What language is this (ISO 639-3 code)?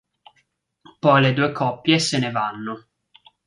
ita